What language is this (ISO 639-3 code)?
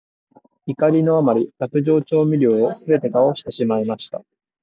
jpn